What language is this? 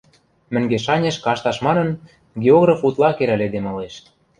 Western Mari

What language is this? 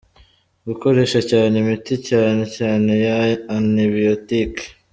Kinyarwanda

